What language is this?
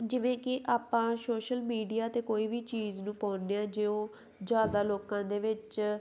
Punjabi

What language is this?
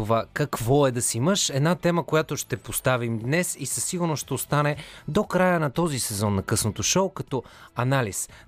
Bulgarian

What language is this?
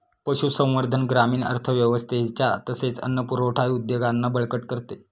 Marathi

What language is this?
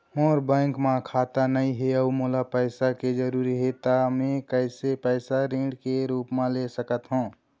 Chhattisgarhi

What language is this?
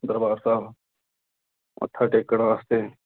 Punjabi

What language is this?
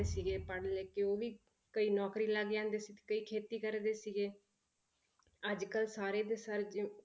Punjabi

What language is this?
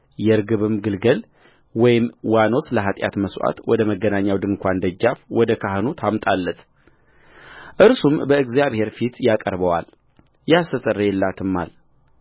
Amharic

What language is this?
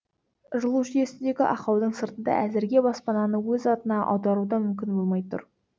Kazakh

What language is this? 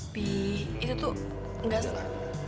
Indonesian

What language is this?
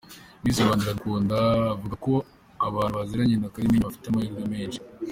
Kinyarwanda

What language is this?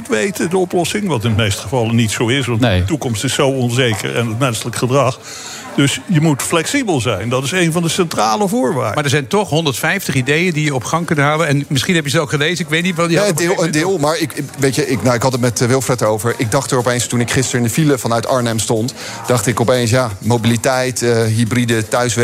Dutch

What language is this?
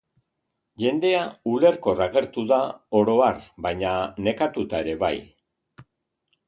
Basque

